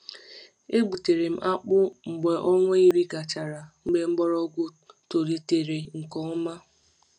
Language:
Igbo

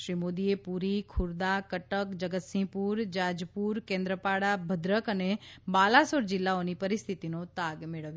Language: Gujarati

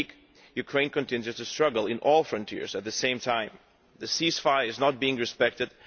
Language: English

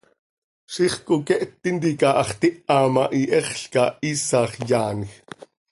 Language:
Seri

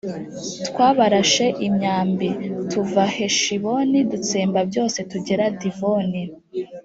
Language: Kinyarwanda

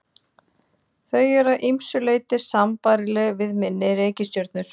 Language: Icelandic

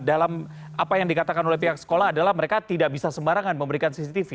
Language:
Indonesian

